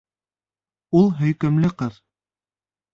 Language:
Bashkir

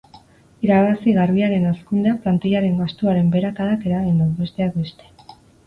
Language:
Basque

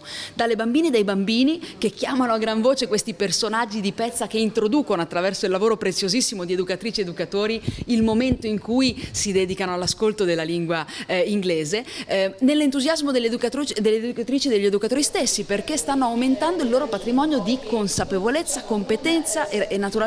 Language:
Italian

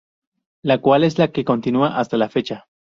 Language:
Spanish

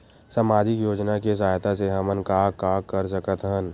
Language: Chhattisgarhi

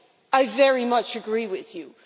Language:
English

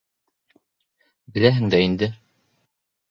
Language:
Bashkir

